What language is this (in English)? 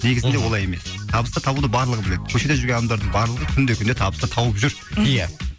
Kazakh